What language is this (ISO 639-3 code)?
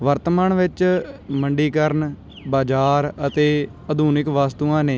pan